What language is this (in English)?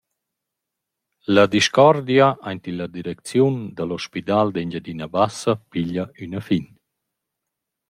Romansh